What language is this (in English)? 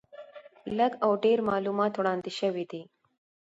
Pashto